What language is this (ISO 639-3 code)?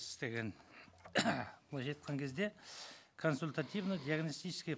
kaz